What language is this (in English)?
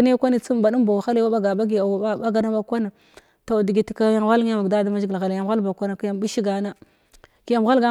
Glavda